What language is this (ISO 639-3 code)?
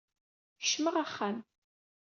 kab